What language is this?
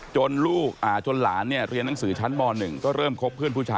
Thai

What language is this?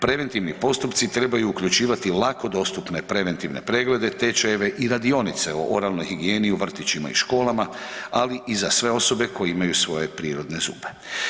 Croatian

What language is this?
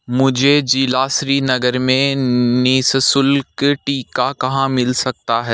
Hindi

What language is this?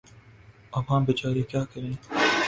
Urdu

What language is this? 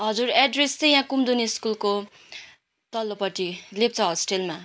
Nepali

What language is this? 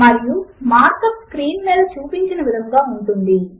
Telugu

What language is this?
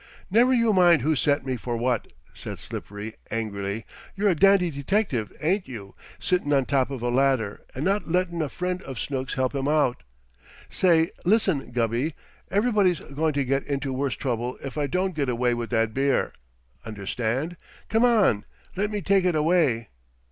English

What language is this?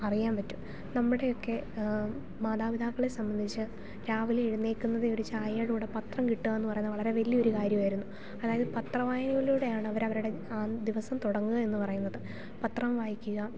Malayalam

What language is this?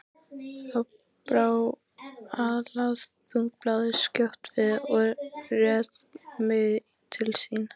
Icelandic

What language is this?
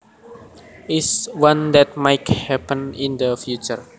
Javanese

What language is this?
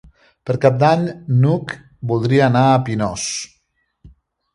Catalan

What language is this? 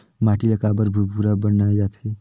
Chhattisgarhi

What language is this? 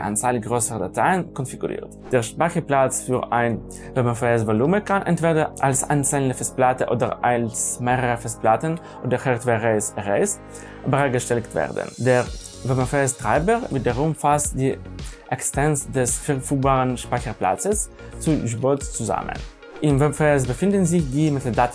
German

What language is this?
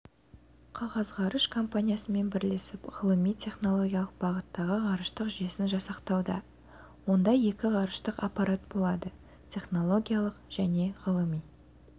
Kazakh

